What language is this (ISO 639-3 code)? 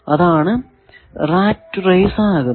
mal